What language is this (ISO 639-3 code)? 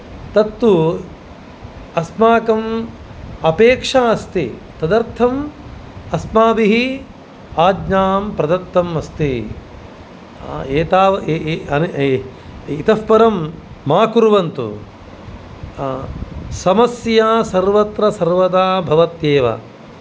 san